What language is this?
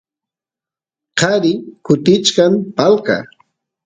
Santiago del Estero Quichua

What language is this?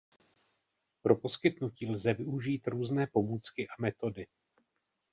Czech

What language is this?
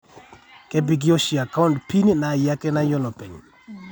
Masai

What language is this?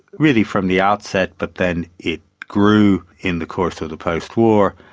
English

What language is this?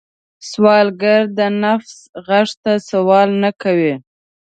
Pashto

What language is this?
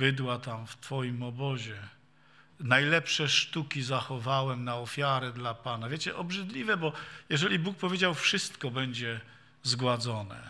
Polish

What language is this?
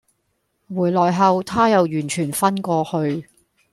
Cantonese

